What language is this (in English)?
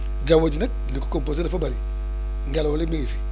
Wolof